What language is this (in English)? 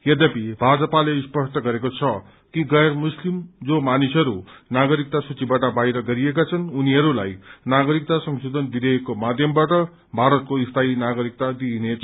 Nepali